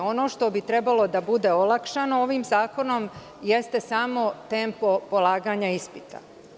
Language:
Serbian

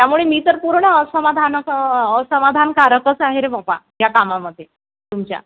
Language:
Marathi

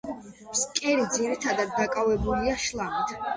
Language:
Georgian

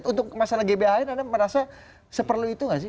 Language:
Indonesian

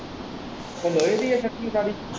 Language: Punjabi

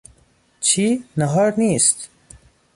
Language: Persian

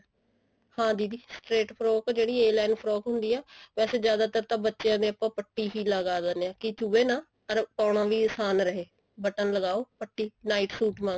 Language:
Punjabi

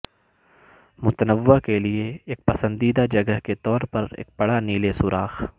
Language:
Urdu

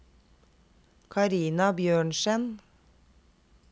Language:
Norwegian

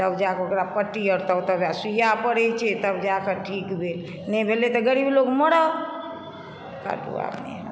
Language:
Maithili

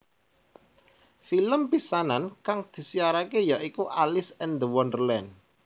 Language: Javanese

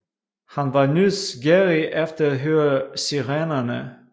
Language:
Danish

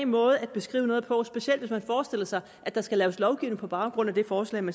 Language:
Danish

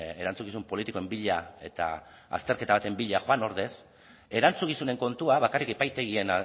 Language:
Basque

